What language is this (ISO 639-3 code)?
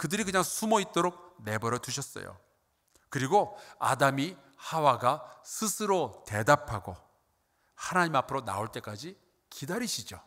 kor